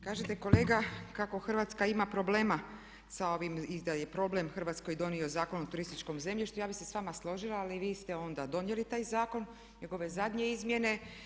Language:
Croatian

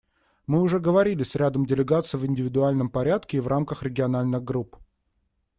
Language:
Russian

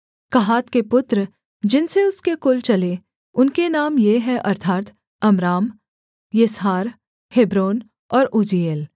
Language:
Hindi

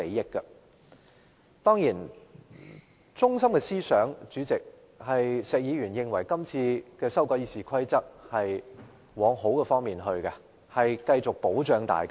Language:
Cantonese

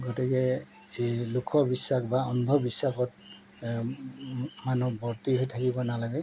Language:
Assamese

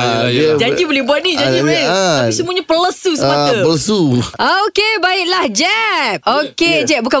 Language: Malay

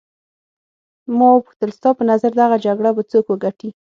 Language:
Pashto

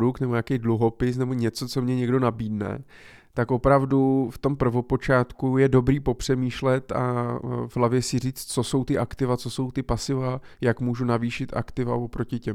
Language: Czech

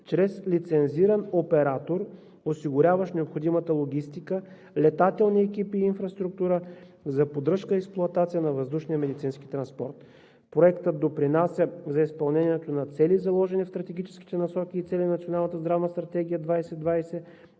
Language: Bulgarian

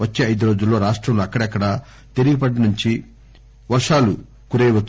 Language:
Telugu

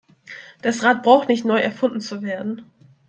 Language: German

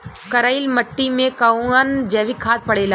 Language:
Bhojpuri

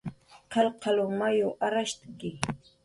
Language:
Jaqaru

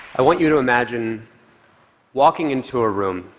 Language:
English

